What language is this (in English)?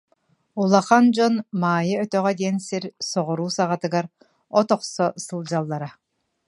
Yakut